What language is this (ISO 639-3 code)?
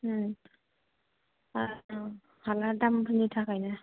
brx